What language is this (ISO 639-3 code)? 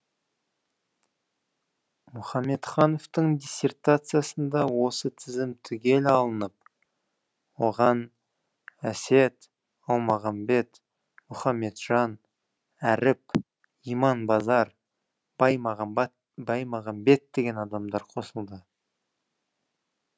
kaz